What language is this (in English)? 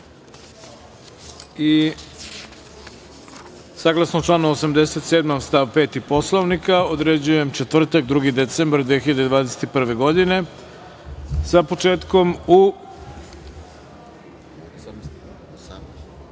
Serbian